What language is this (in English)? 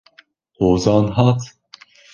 Kurdish